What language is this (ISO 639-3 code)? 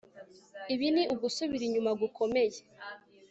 kin